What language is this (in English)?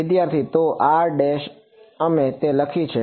Gujarati